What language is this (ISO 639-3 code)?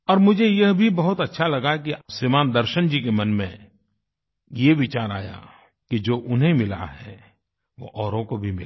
hin